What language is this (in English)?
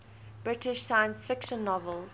English